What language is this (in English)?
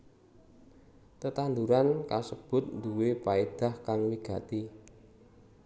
Javanese